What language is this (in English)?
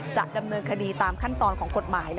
Thai